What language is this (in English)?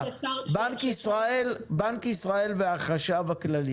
Hebrew